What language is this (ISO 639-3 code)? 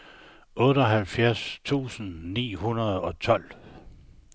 dan